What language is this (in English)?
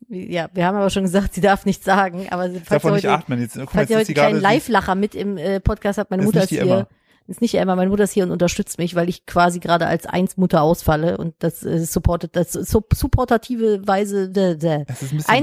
German